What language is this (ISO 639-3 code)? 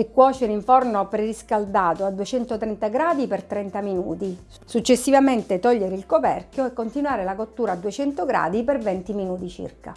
ita